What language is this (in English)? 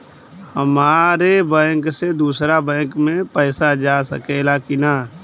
Bhojpuri